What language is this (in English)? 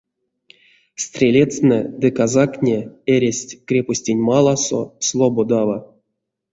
Erzya